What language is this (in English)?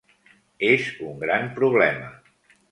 Catalan